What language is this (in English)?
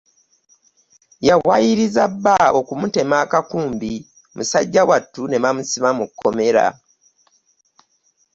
Ganda